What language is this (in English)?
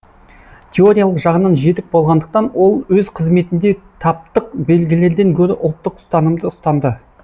Kazakh